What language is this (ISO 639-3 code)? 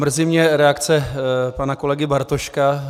ces